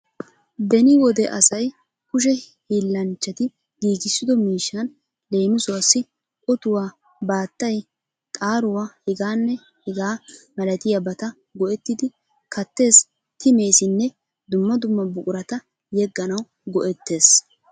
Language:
Wolaytta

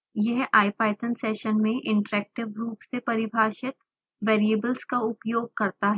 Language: Hindi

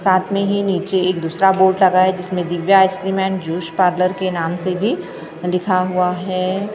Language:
Hindi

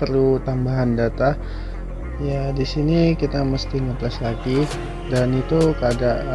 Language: Indonesian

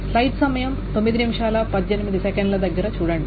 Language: Telugu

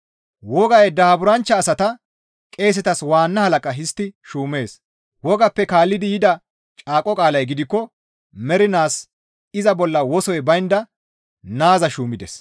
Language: Gamo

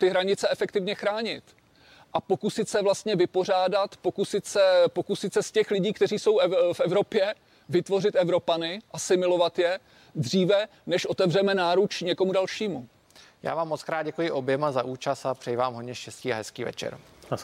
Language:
Czech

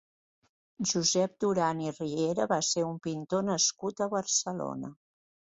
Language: Catalan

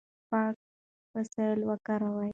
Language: Pashto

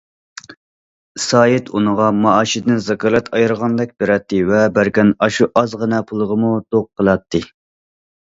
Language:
Uyghur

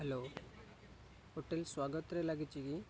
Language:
Odia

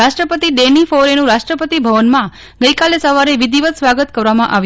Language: Gujarati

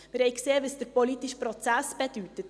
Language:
Swiss German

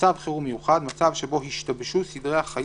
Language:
Hebrew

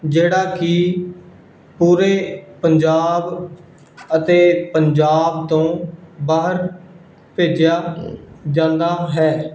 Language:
Punjabi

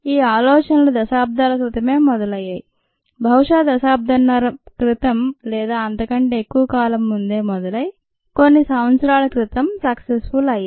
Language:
Telugu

